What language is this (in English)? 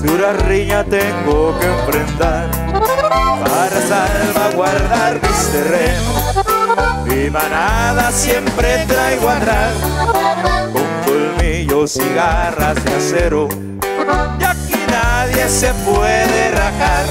Spanish